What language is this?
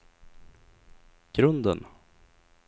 Swedish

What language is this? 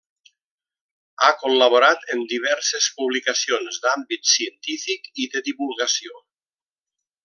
Catalan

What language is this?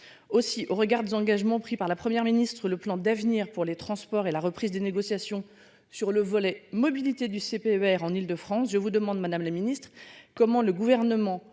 French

